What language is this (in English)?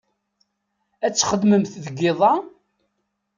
Kabyle